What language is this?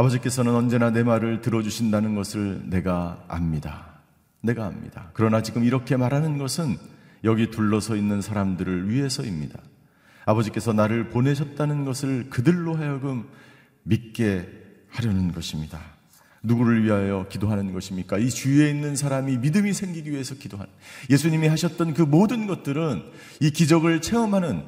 Korean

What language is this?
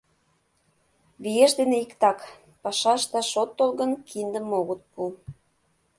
Mari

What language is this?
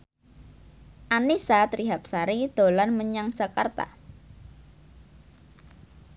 Javanese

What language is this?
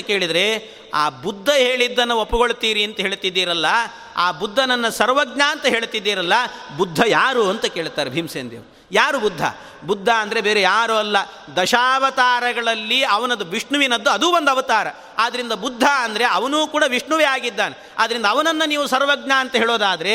Kannada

